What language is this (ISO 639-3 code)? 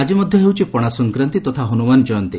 ori